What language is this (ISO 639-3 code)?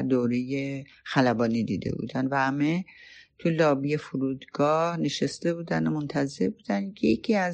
fas